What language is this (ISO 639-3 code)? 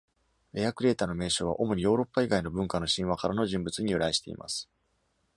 jpn